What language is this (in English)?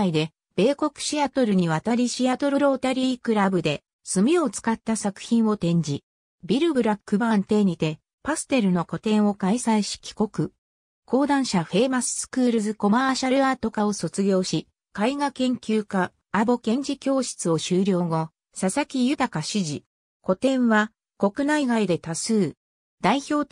Japanese